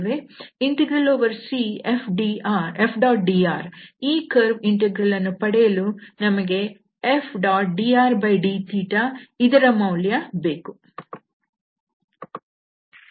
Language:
Kannada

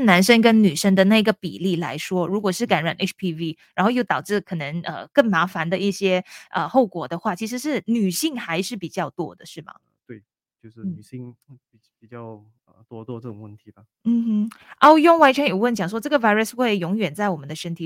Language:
Chinese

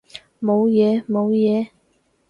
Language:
Cantonese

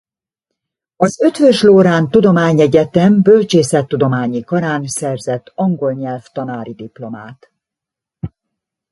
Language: Hungarian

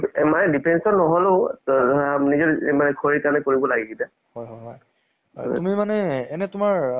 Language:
Assamese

